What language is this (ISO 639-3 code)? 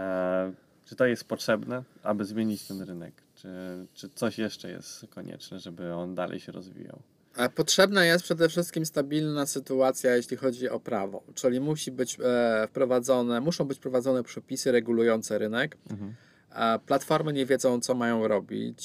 pol